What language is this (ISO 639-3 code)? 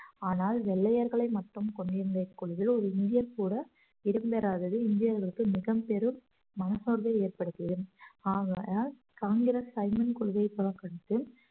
tam